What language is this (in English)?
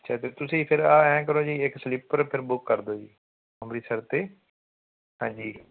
Punjabi